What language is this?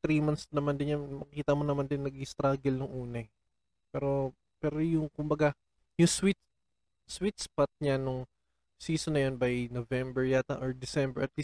Filipino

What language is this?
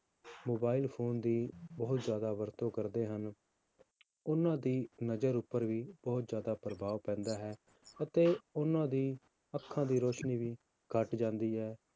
Punjabi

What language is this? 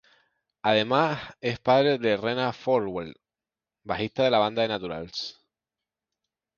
Spanish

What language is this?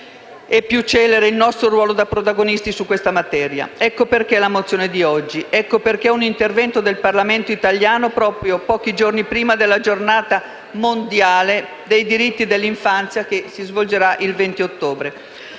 Italian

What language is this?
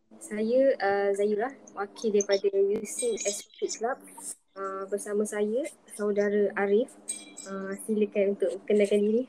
Malay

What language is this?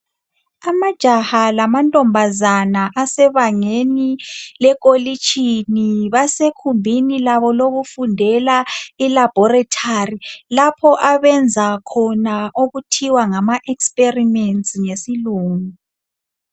North Ndebele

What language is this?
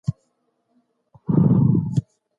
Pashto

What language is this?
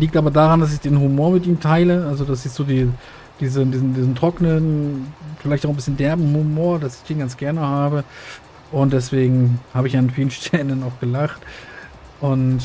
German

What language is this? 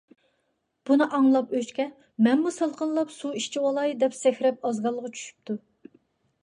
Uyghur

